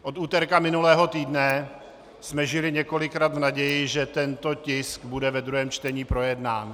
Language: Czech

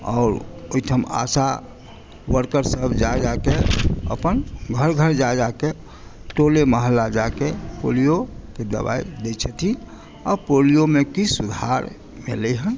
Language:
Maithili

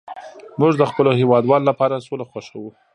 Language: Pashto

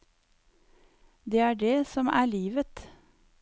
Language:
Norwegian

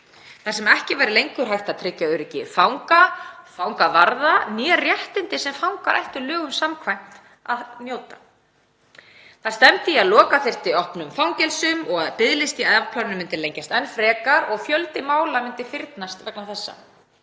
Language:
Icelandic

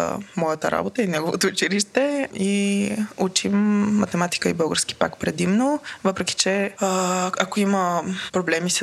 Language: Bulgarian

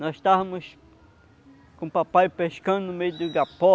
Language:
Portuguese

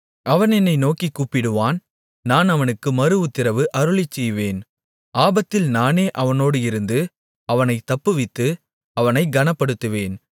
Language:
Tamil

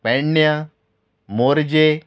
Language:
Konkani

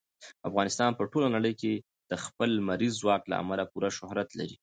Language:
Pashto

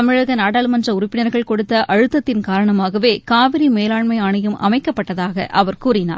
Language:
Tamil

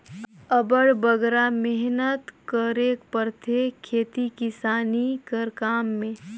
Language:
Chhattisgarhi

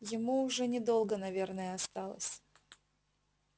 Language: Russian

